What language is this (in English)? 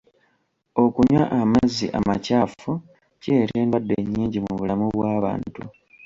Ganda